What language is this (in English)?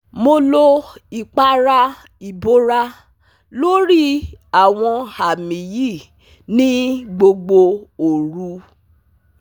Yoruba